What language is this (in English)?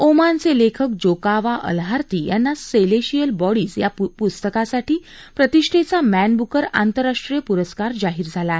Marathi